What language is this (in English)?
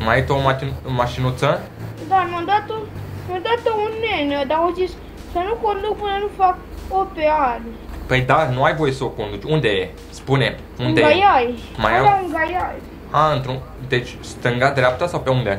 Romanian